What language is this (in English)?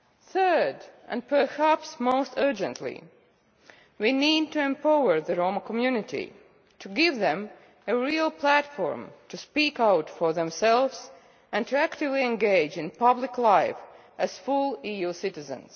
English